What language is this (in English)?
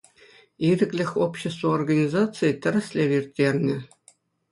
Chuvash